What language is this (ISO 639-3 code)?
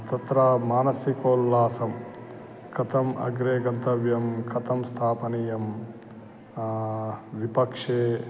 san